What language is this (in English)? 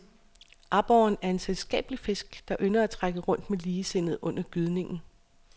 Danish